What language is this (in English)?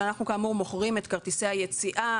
Hebrew